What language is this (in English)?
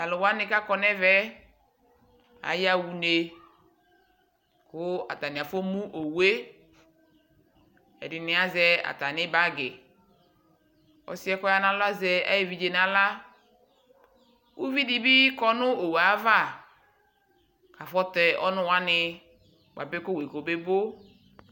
Ikposo